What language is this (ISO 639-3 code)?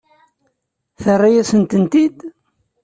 kab